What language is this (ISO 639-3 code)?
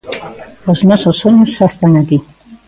glg